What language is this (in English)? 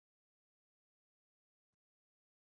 Chinese